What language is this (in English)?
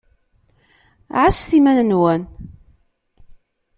Kabyle